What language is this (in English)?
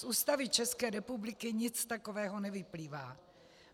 Czech